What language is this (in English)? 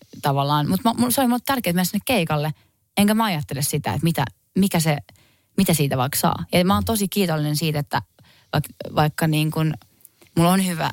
Finnish